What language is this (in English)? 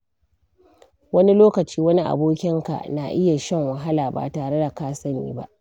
Hausa